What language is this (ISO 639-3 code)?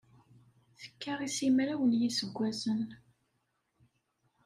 kab